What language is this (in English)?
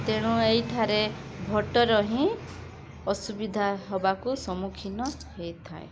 Odia